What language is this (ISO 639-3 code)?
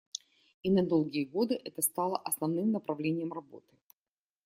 rus